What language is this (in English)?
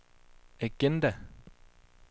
Danish